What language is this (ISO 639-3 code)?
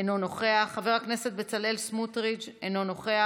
heb